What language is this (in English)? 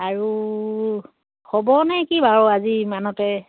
Assamese